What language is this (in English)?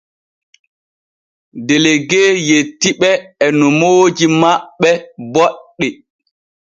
Borgu Fulfulde